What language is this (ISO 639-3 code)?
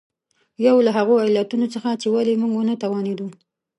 pus